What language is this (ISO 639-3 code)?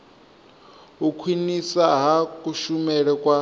ven